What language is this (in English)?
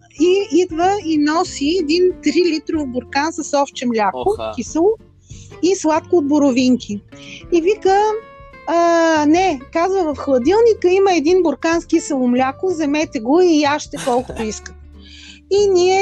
Bulgarian